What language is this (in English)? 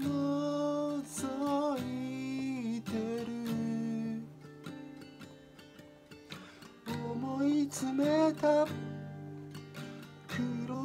Spanish